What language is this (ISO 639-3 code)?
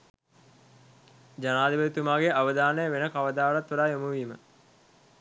sin